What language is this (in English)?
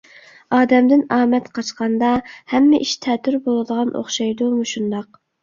Uyghur